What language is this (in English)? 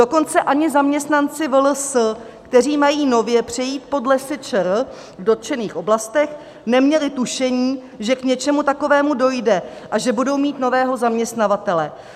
Czech